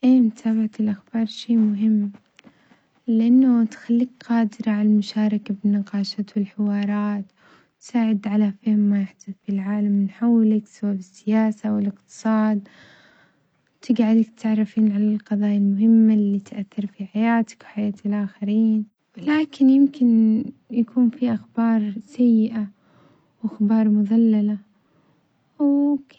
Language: Omani Arabic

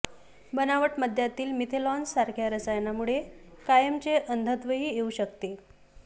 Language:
Marathi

